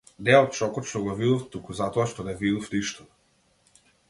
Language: Macedonian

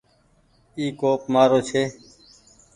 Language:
Goaria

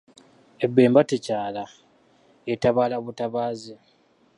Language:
Ganda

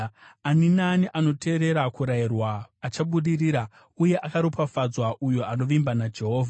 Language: Shona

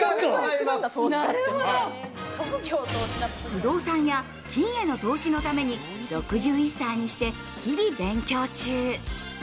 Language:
Japanese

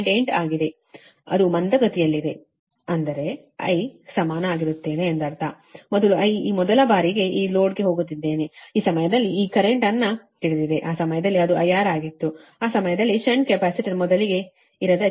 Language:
Kannada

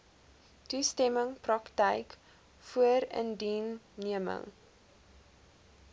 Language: Afrikaans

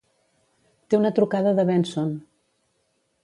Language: Catalan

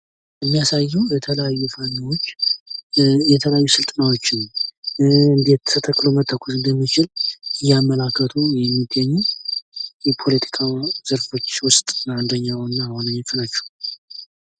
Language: Amharic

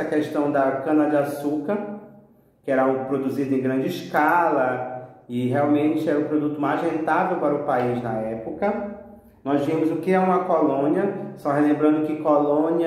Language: Portuguese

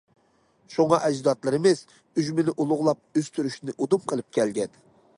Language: Uyghur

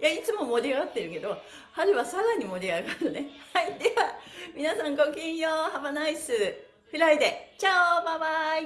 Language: Japanese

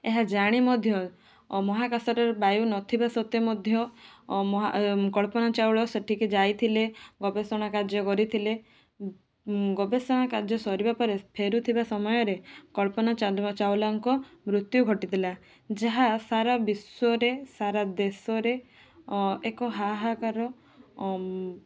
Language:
Odia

